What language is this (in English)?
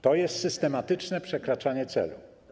Polish